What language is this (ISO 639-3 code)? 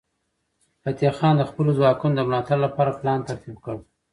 pus